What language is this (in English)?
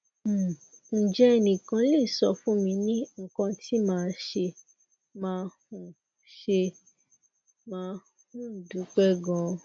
Yoruba